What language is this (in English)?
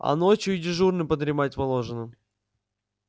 Russian